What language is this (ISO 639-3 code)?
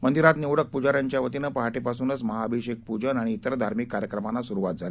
mar